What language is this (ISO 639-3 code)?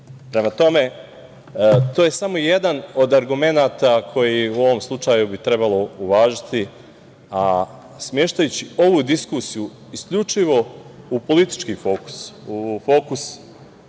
srp